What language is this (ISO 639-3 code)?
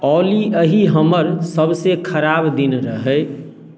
mai